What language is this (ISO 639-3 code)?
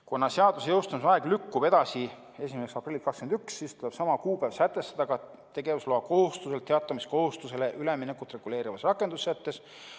est